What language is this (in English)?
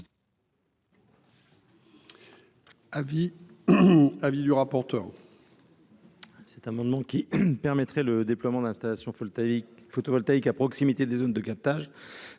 French